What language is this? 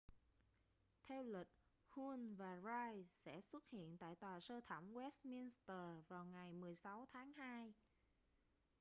Vietnamese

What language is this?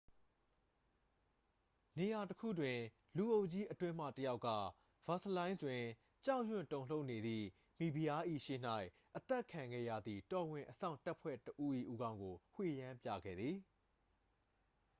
Burmese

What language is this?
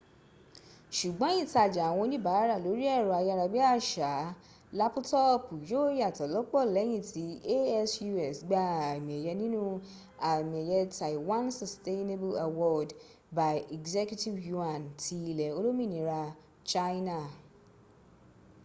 Yoruba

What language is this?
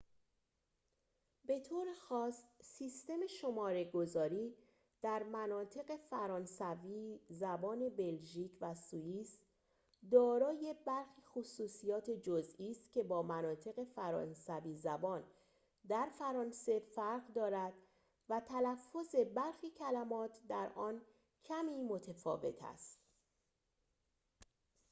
Persian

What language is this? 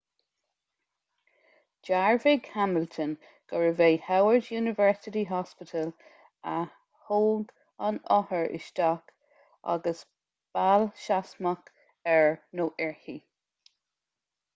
Irish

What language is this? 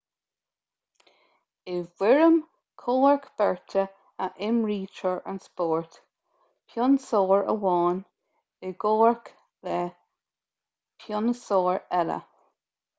Irish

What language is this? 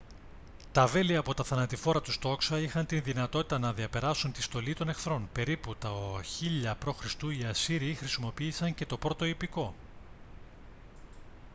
Greek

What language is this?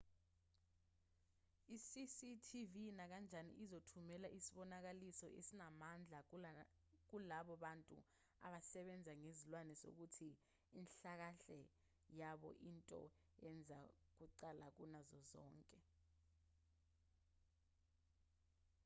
Zulu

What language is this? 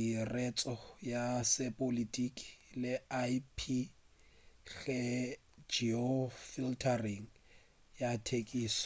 Northern Sotho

